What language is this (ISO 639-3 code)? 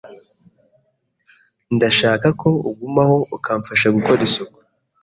kin